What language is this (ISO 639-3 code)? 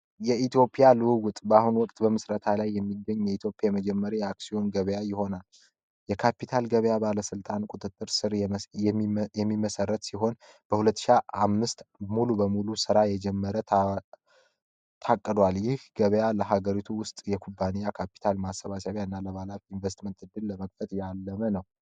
amh